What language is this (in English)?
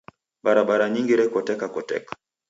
Taita